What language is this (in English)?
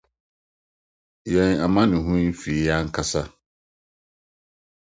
Akan